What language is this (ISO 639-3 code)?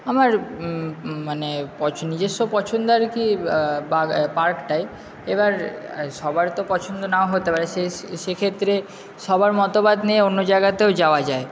ben